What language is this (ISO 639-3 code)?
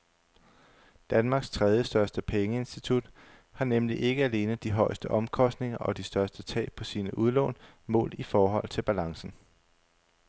dan